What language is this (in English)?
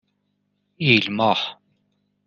Persian